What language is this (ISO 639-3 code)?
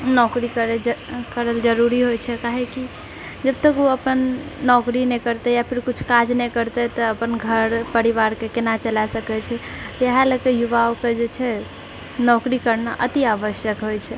mai